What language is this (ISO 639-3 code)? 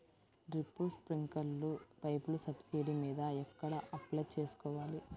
tel